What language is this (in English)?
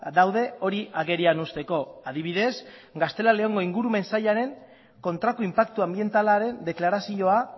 Basque